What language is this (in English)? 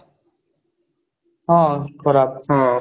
Odia